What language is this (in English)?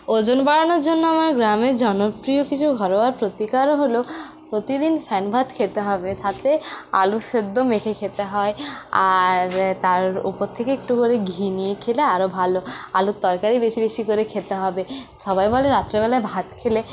Bangla